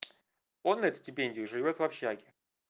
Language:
Russian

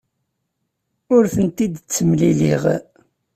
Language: Kabyle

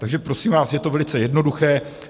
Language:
Czech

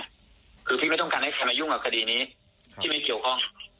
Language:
Thai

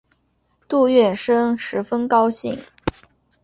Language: Chinese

